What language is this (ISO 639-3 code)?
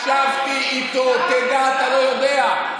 heb